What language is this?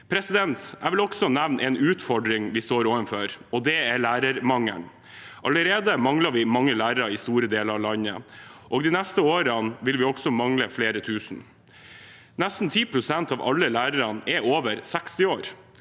Norwegian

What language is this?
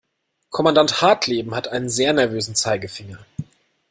German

